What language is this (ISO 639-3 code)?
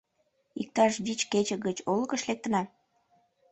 chm